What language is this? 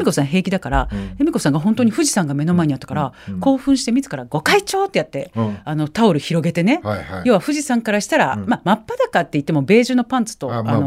Japanese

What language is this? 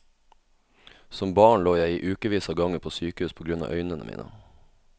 Norwegian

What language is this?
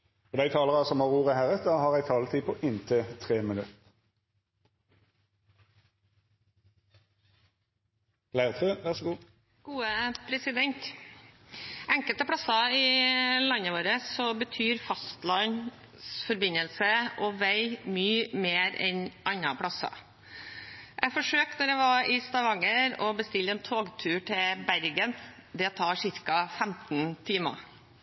Norwegian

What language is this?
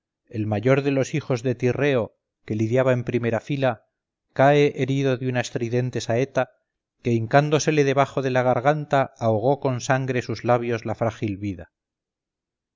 Spanish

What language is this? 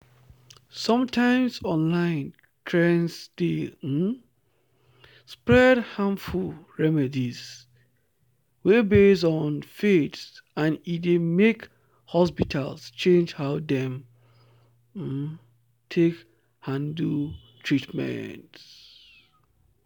Nigerian Pidgin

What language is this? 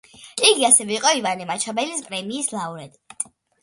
Georgian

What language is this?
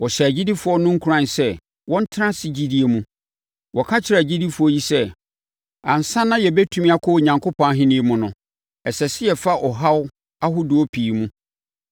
Akan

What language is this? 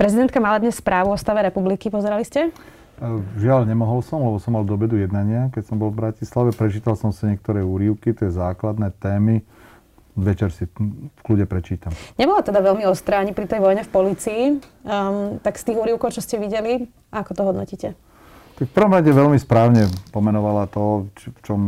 Slovak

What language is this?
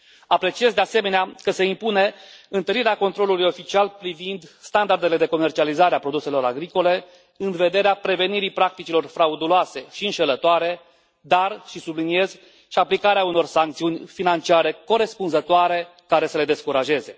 Romanian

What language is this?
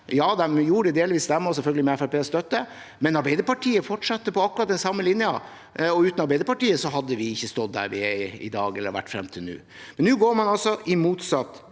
Norwegian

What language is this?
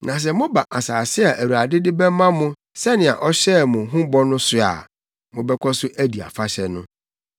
Akan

